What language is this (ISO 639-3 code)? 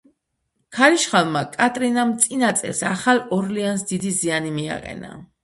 kat